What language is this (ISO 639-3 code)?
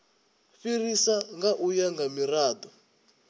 ven